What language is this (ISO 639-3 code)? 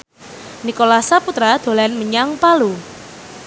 jav